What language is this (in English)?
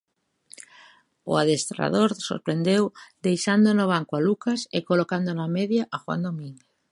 Galician